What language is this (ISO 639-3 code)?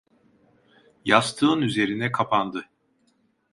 tur